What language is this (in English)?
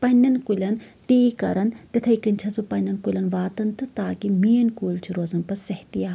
Kashmiri